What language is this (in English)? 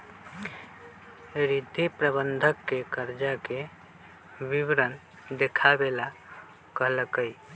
Magahi